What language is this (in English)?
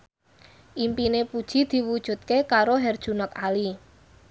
Javanese